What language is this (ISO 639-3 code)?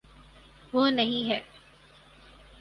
urd